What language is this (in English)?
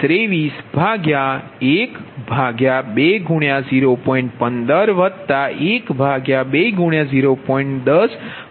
Gujarati